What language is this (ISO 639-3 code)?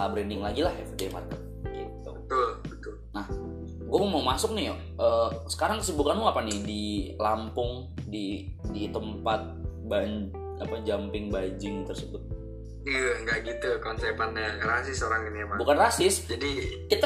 ind